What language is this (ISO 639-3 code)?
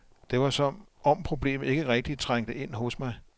dan